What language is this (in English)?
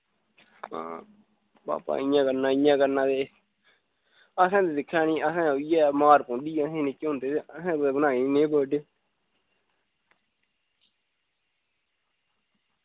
Dogri